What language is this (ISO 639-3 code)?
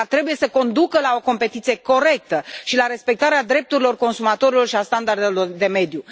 ron